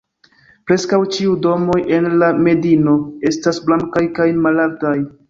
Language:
Esperanto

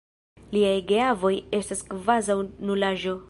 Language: Esperanto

